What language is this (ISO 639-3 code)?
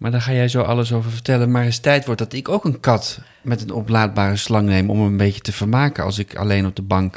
nld